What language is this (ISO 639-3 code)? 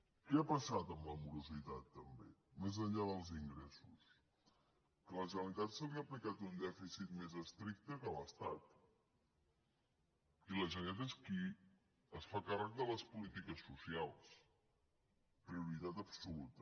cat